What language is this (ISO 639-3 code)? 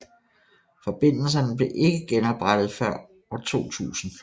dan